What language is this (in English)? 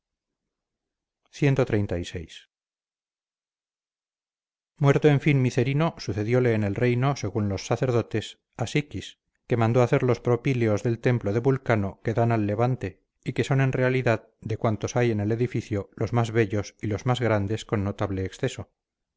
Spanish